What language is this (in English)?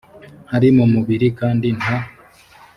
Kinyarwanda